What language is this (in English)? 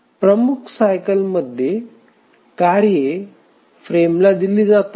Marathi